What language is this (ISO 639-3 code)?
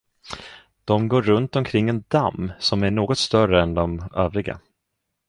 swe